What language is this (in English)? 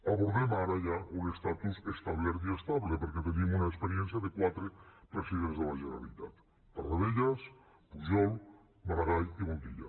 Catalan